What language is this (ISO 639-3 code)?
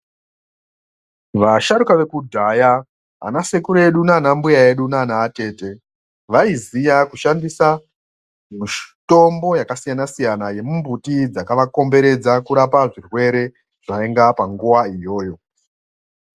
ndc